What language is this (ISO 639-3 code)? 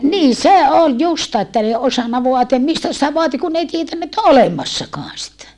fin